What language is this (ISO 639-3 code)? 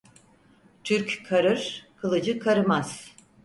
tur